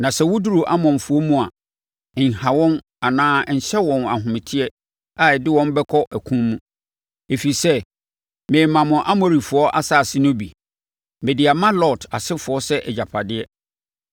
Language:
Akan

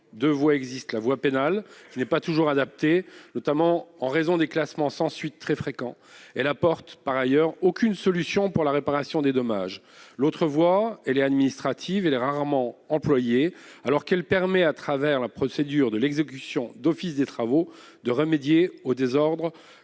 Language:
French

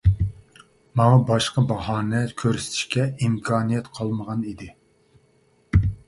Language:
Uyghur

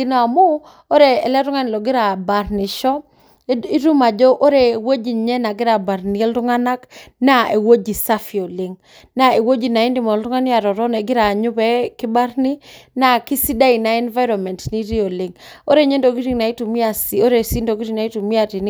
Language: Masai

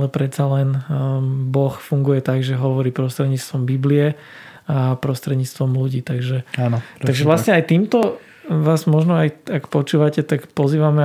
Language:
Slovak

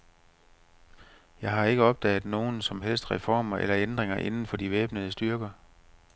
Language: Danish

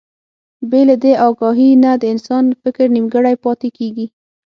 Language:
Pashto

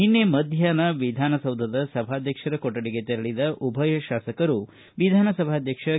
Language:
Kannada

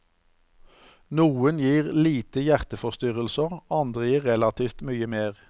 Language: Norwegian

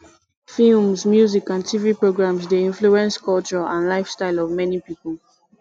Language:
Nigerian Pidgin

